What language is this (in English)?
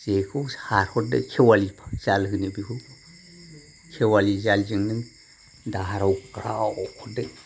Bodo